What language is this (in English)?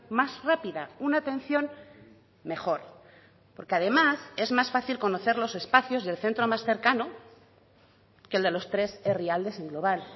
Spanish